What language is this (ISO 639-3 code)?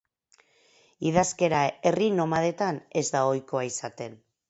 eus